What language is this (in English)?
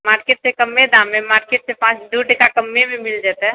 Maithili